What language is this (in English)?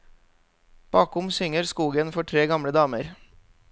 Norwegian